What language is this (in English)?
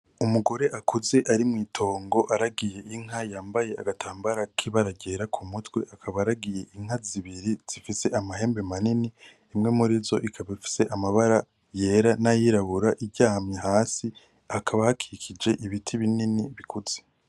Rundi